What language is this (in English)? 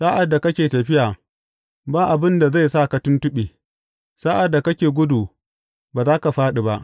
Hausa